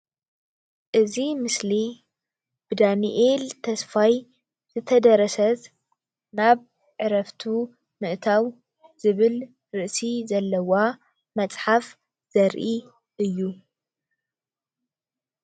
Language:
Tigrinya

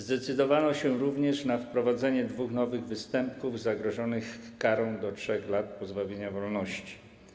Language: Polish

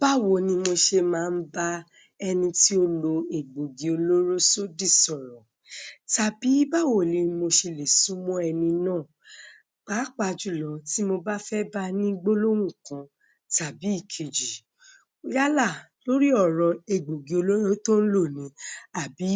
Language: Yoruba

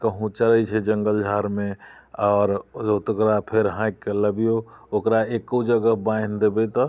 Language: Maithili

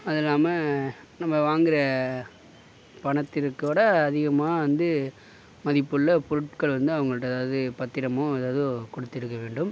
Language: Tamil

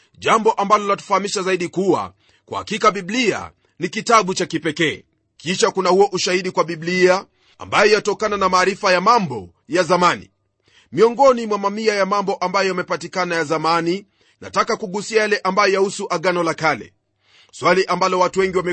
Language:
Swahili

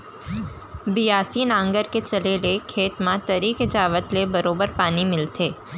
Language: Chhattisgarhi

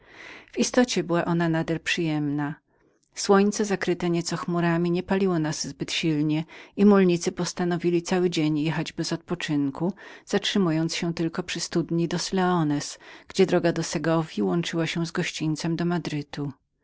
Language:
Polish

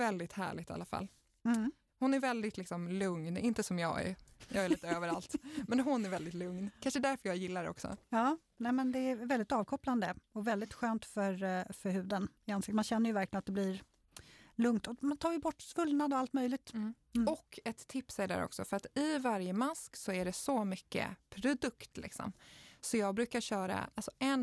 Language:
Swedish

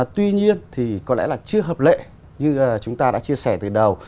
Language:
Vietnamese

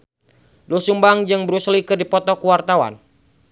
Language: Sundanese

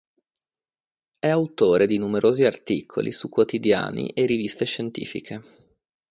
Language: Italian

